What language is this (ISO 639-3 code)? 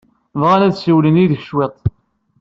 kab